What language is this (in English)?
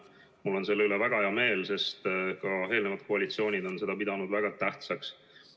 Estonian